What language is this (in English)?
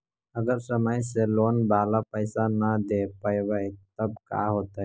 Magahi